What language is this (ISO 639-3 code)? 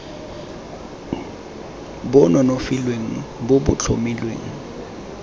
tsn